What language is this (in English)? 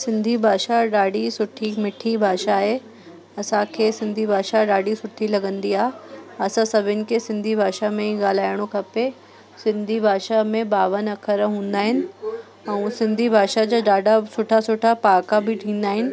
Sindhi